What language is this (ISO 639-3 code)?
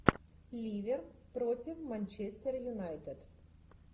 rus